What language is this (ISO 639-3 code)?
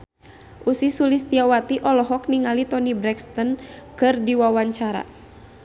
sun